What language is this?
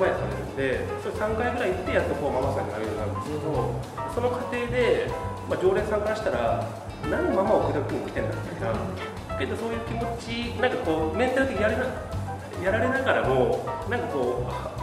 Japanese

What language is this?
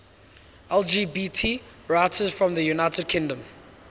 English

